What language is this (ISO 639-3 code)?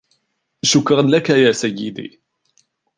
ara